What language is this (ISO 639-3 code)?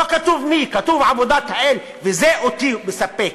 heb